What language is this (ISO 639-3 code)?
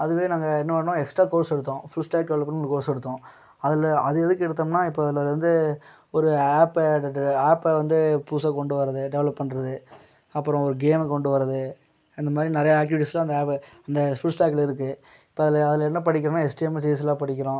tam